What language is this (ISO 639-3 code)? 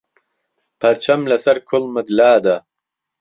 ckb